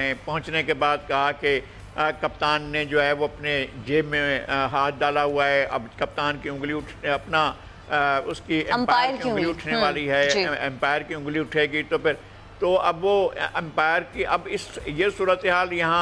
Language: Hindi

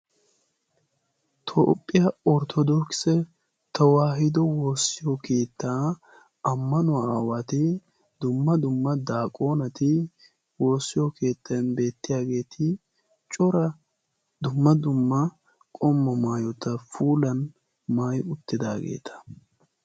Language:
Wolaytta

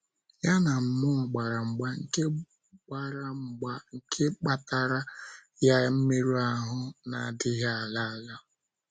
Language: Igbo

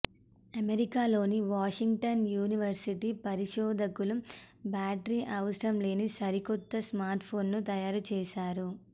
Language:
Telugu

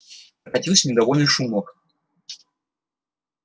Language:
Russian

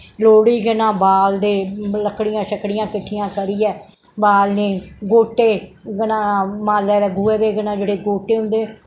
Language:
Dogri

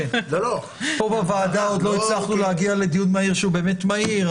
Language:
Hebrew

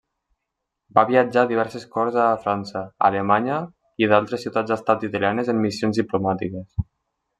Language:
Catalan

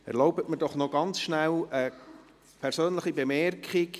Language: Swiss German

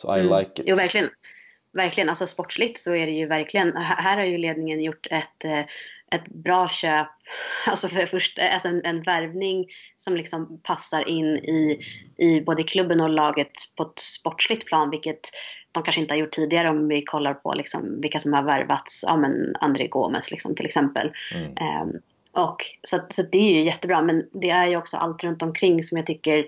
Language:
Swedish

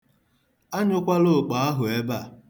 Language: Igbo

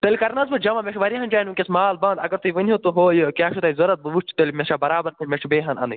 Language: Kashmiri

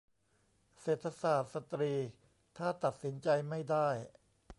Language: Thai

